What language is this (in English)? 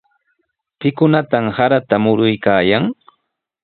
Sihuas Ancash Quechua